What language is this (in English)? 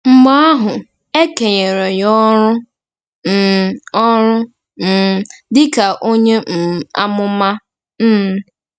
Igbo